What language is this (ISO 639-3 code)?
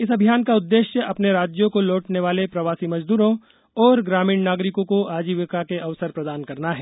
hin